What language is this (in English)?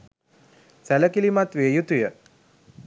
Sinhala